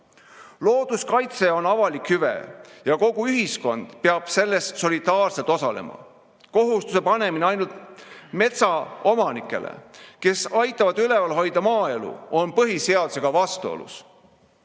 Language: Estonian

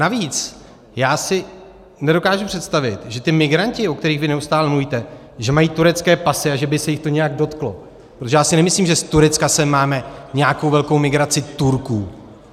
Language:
Czech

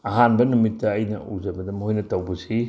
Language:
Manipuri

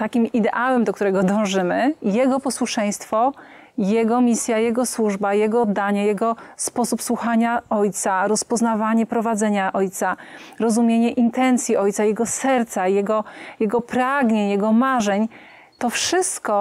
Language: Polish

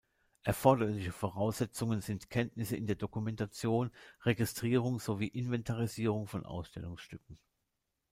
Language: German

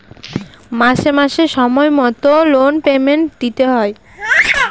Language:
Bangla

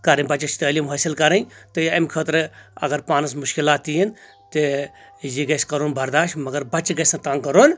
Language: Kashmiri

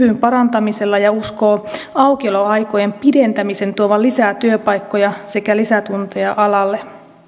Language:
Finnish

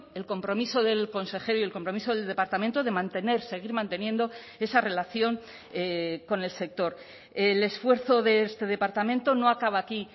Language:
Spanish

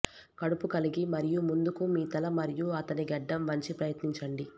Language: Telugu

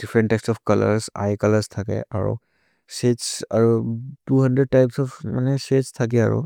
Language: Maria (India)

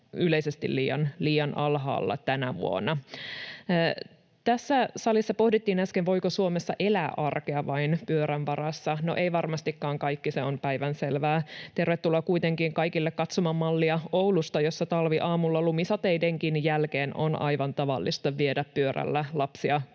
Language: Finnish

